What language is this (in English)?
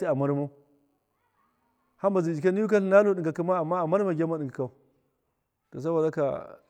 Miya